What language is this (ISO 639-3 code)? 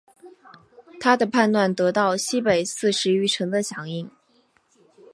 zho